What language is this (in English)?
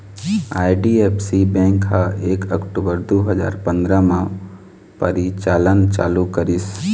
Chhattisgarhi